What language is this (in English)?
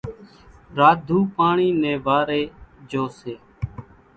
Kachi Koli